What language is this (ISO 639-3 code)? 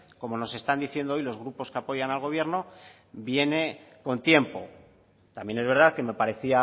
spa